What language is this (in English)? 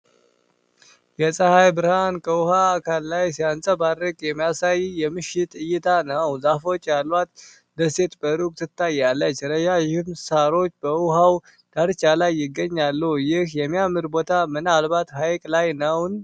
Amharic